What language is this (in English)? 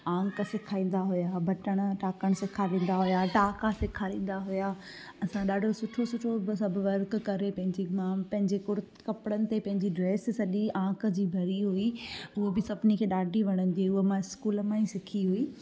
Sindhi